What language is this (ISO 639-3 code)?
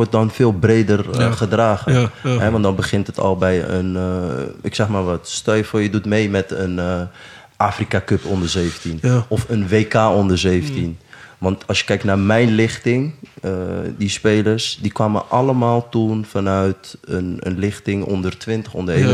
nld